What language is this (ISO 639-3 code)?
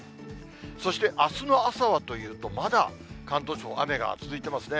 jpn